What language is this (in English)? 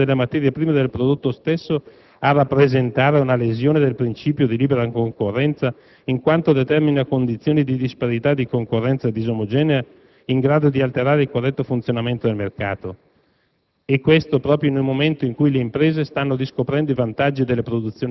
Italian